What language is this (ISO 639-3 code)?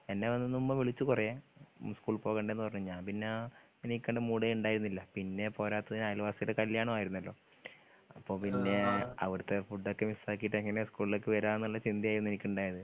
mal